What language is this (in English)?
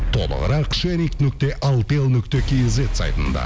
Kazakh